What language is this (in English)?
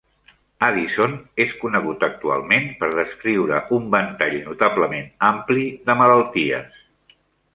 Catalan